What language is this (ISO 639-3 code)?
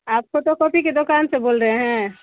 urd